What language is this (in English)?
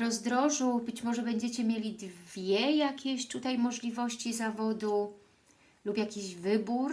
Polish